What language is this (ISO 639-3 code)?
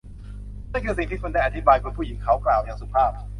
tha